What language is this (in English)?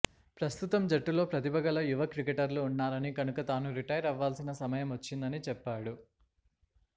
Telugu